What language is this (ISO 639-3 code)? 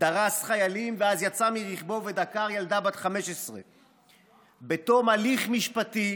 heb